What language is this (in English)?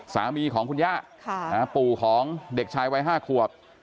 Thai